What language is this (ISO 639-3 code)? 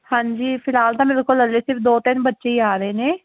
pan